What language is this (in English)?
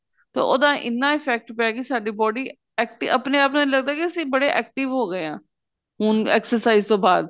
Punjabi